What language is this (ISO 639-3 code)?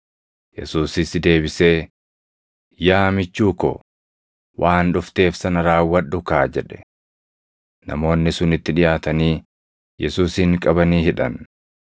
orm